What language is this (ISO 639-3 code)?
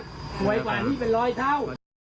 tha